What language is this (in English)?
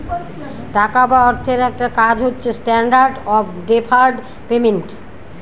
Bangla